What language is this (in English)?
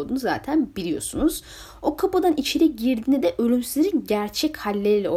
Turkish